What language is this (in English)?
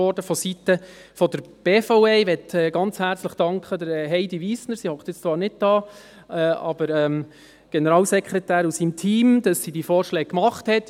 Swiss German